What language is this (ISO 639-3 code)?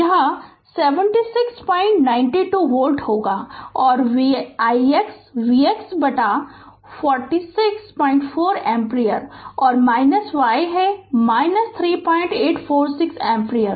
hin